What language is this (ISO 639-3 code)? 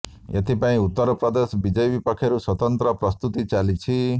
ori